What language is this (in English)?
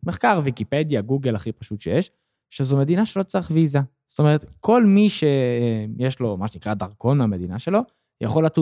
Hebrew